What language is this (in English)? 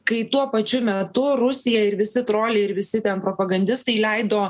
Lithuanian